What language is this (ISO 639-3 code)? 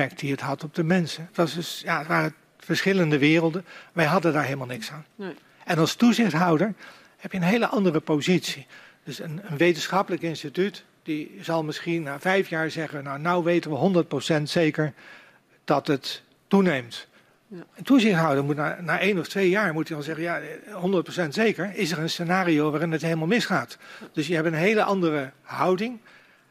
nld